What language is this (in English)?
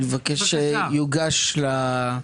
Hebrew